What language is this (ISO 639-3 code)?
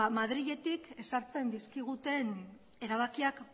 eus